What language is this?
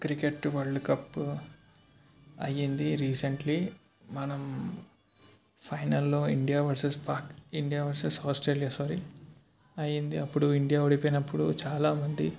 Telugu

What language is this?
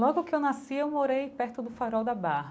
Portuguese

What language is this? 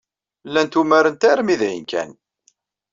Kabyle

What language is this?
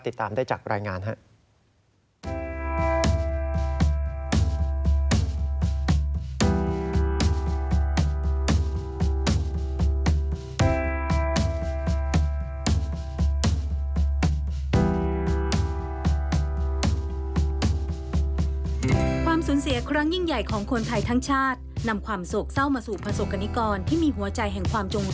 Thai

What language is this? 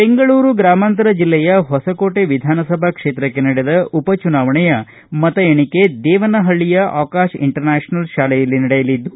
Kannada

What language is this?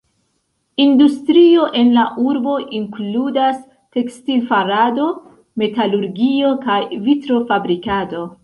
Esperanto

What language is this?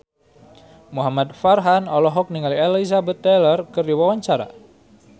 Sundanese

